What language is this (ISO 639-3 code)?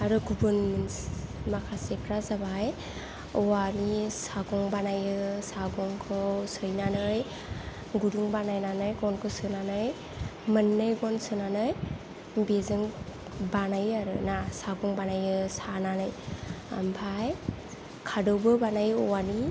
brx